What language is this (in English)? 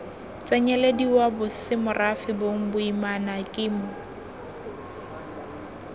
Tswana